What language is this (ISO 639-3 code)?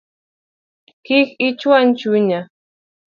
luo